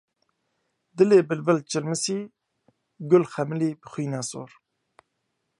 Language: Kurdish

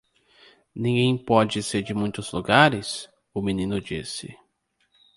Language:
Portuguese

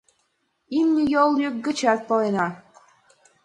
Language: Mari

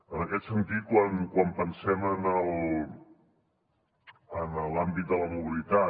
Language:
Catalan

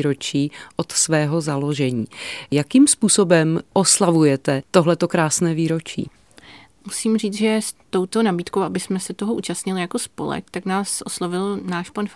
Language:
Czech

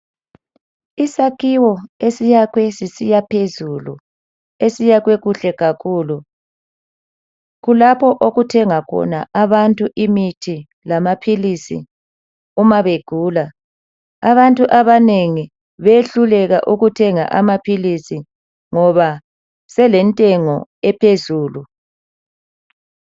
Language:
North Ndebele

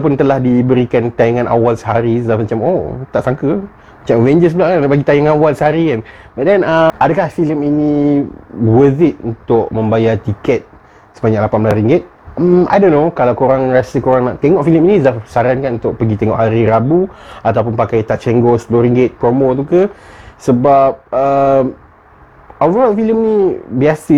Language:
Malay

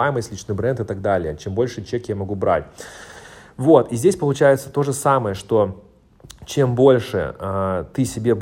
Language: Russian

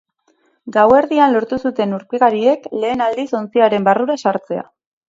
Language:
Basque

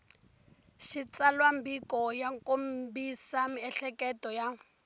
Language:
Tsonga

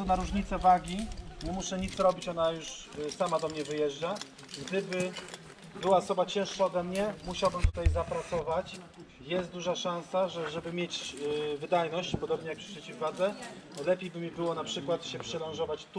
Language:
Polish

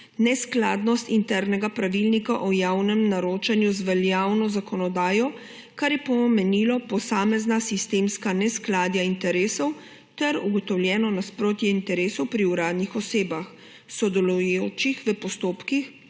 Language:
Slovenian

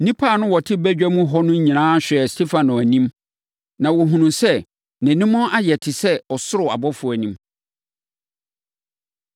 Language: Akan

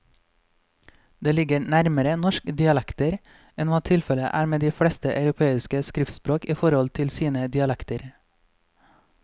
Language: Norwegian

